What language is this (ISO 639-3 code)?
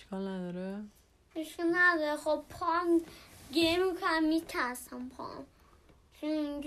fas